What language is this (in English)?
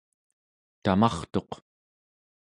Central Yupik